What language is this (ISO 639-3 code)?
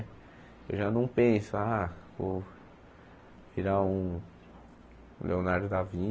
por